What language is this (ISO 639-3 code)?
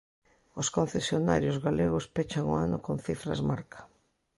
glg